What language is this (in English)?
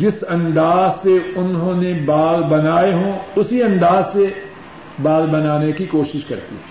Urdu